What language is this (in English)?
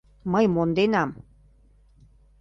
Mari